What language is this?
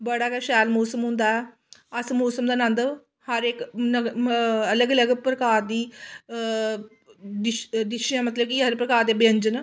Dogri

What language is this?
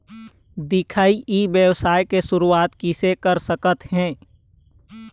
Chhattisgarhi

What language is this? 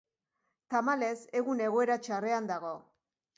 Basque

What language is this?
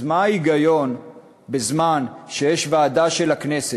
Hebrew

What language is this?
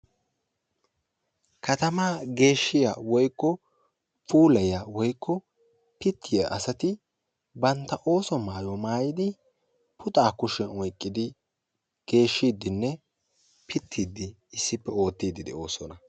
Wolaytta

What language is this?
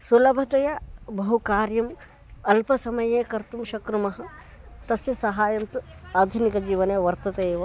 Sanskrit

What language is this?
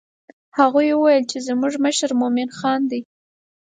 Pashto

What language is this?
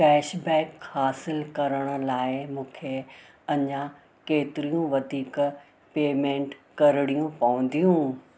Sindhi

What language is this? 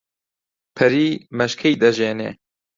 Central Kurdish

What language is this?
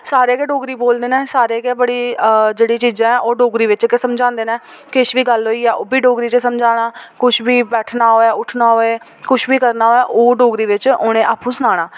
Dogri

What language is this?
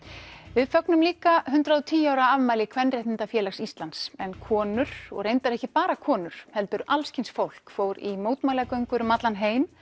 Icelandic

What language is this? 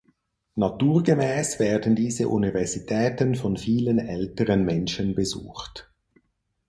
German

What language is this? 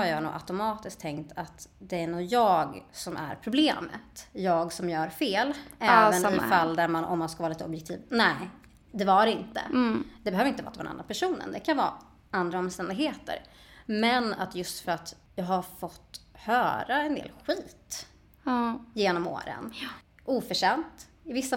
Swedish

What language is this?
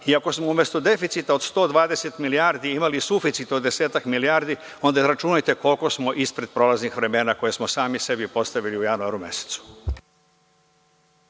Serbian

